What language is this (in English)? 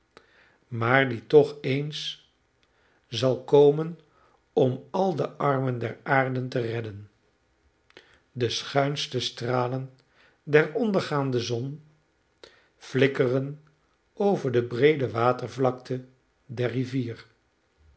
Dutch